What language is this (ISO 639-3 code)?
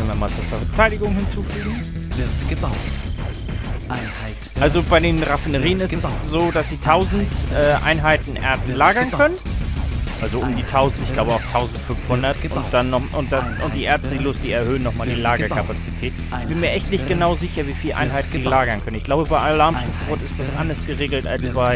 deu